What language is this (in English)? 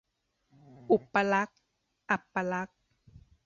Thai